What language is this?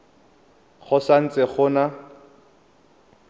Tswana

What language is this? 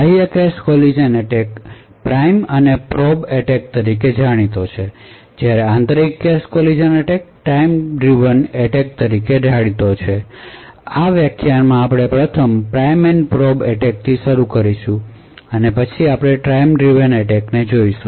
Gujarati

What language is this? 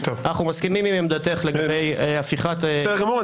Hebrew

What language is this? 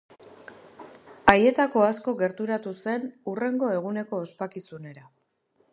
Basque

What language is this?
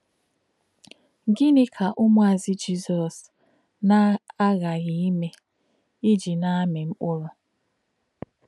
Igbo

